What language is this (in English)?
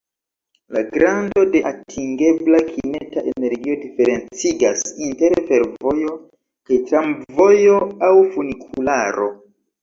Esperanto